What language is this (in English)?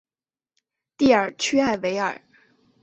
Chinese